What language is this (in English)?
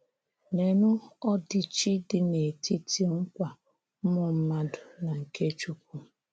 Igbo